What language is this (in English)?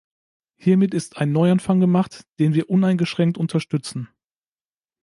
German